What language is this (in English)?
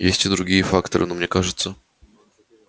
Russian